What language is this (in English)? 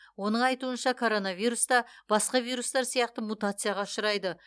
Kazakh